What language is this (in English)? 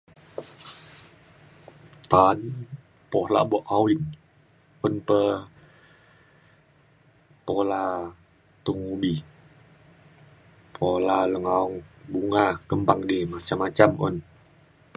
Mainstream Kenyah